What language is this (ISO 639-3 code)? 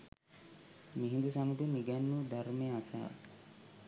sin